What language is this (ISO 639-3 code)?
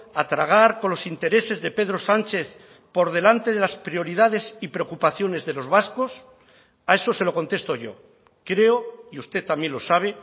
spa